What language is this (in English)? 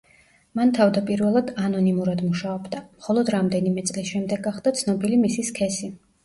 Georgian